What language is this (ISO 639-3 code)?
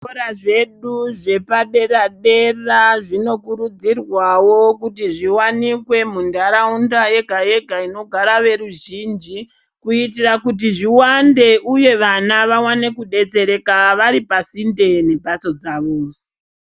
ndc